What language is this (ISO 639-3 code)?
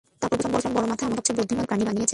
ben